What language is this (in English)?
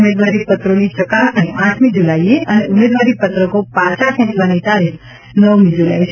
Gujarati